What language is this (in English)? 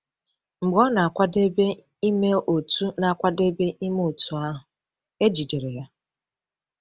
Igbo